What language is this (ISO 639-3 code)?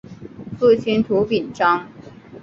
zho